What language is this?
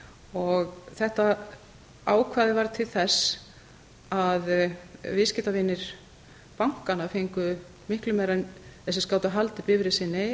Icelandic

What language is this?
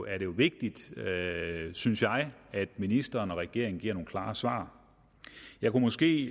Danish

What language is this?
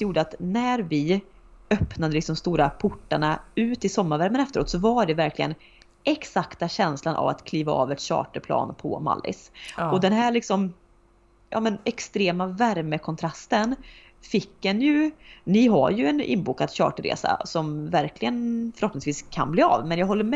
Swedish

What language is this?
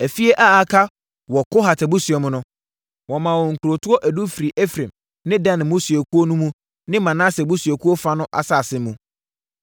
Akan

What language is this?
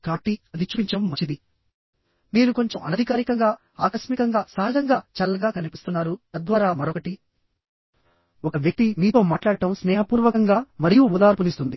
Telugu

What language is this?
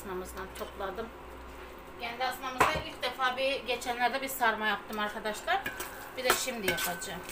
Turkish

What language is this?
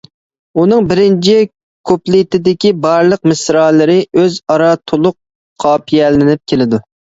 Uyghur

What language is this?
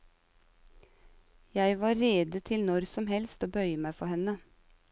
Norwegian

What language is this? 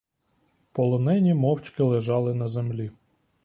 Ukrainian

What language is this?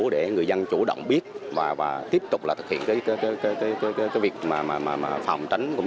Vietnamese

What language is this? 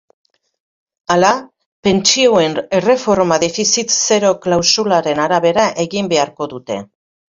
Basque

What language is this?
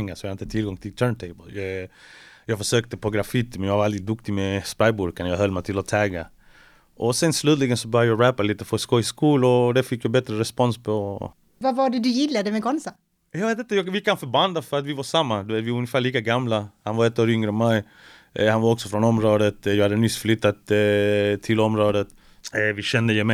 Swedish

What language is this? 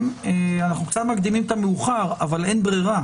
Hebrew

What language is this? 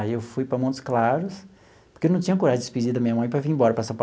Portuguese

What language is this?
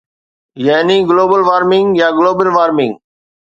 Sindhi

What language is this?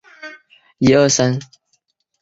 Chinese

